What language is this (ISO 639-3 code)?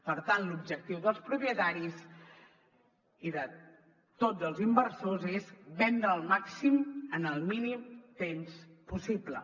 cat